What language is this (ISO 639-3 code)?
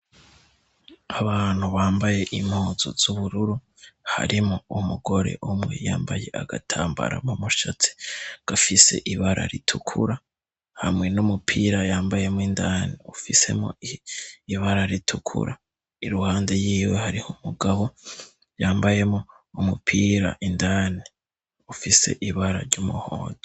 run